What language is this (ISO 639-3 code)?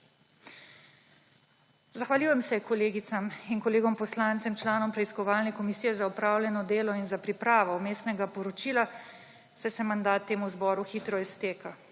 slv